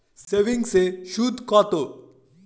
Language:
Bangla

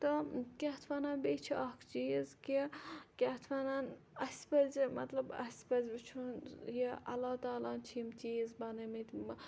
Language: Kashmiri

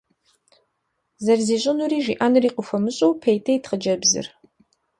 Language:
Kabardian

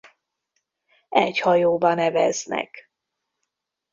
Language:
Hungarian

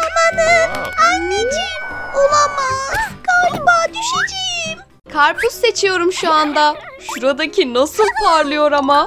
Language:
Turkish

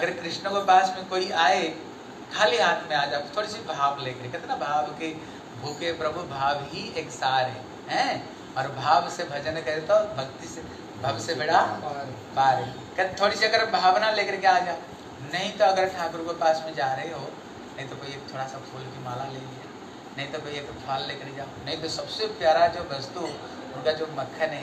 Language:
Hindi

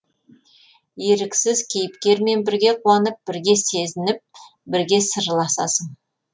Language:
Kazakh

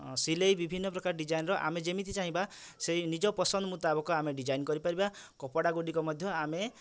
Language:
Odia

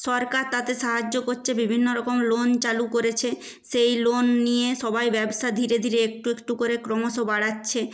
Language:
Bangla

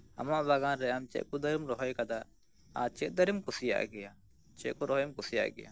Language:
Santali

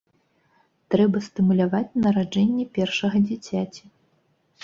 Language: Belarusian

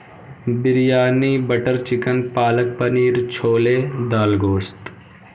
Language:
Urdu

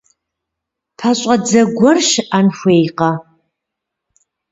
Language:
Kabardian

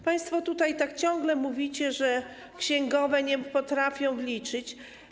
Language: Polish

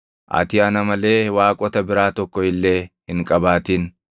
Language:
Oromo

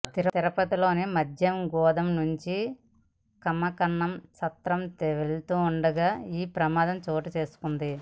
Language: Telugu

